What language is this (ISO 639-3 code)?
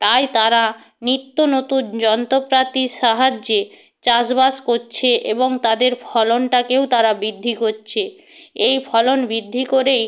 ben